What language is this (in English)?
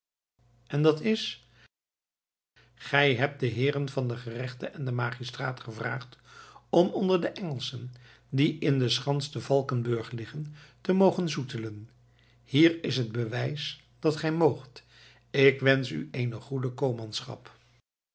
Dutch